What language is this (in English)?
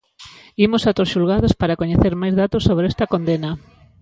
Galician